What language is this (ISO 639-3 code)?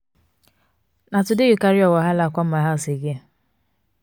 pcm